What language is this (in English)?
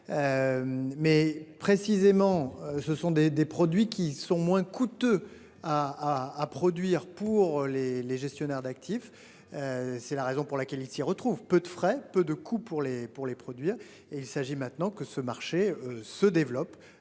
French